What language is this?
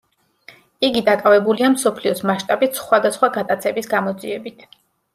Georgian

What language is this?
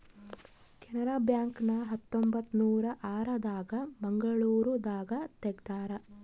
Kannada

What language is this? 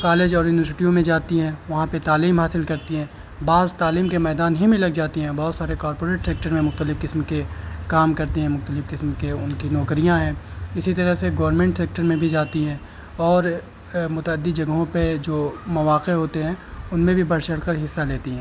Urdu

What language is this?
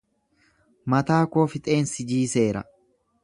Oromo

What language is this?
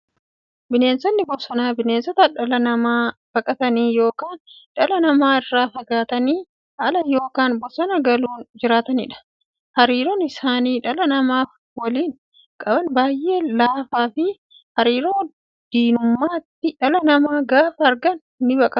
Oromo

